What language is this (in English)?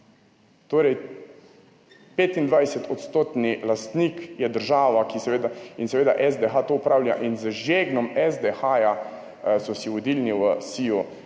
Slovenian